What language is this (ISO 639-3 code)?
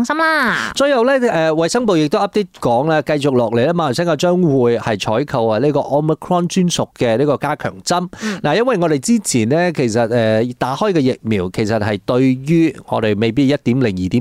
zho